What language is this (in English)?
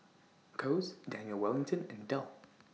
English